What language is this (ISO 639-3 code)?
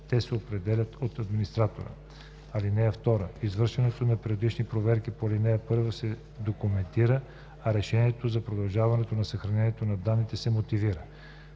bul